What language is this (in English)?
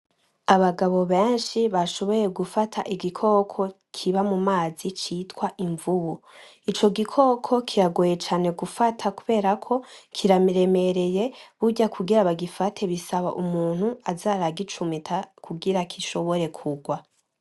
Rundi